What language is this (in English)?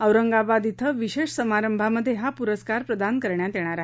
Marathi